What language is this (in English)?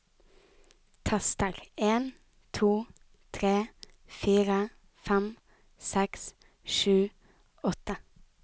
Norwegian